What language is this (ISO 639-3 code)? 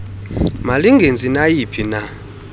xho